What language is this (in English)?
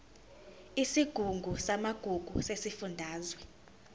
Zulu